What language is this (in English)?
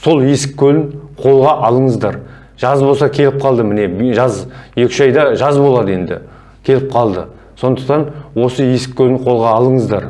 Turkish